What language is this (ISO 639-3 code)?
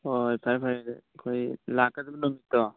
mni